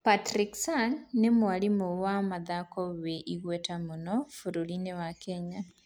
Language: Kikuyu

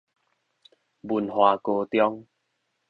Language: Min Nan Chinese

